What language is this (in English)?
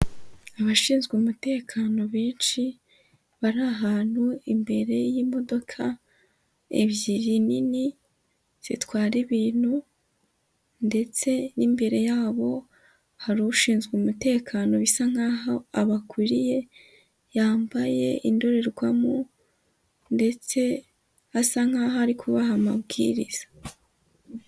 Kinyarwanda